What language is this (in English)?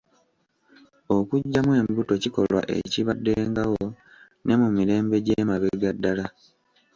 Ganda